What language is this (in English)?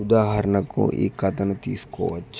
Telugu